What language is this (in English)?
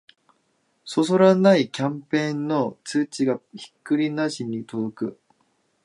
Japanese